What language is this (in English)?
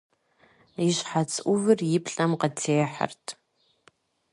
Kabardian